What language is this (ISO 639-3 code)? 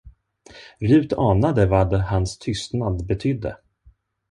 swe